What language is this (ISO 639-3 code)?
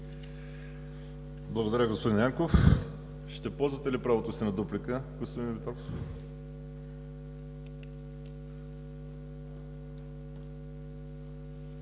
bul